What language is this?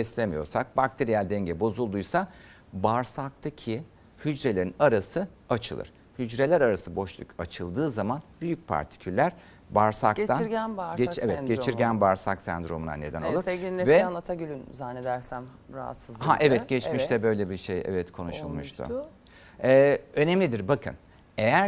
Turkish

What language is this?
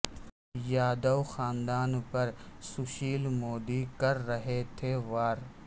Urdu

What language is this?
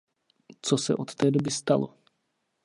Czech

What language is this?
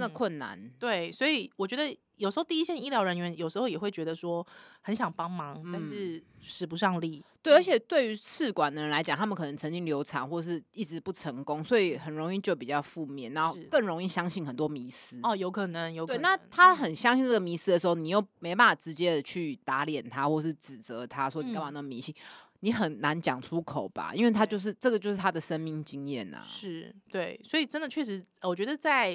Chinese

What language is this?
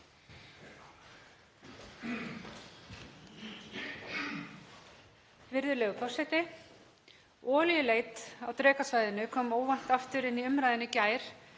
Icelandic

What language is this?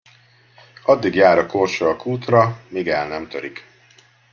Hungarian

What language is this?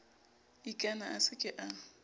Southern Sotho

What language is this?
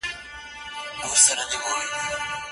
Pashto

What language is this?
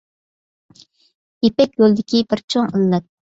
Uyghur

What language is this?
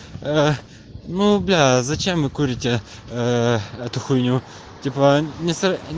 Russian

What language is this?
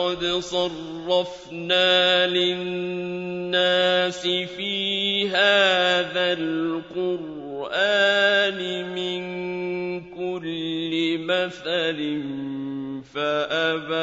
Arabic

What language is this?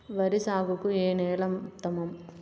Telugu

